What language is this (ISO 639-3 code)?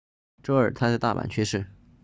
zho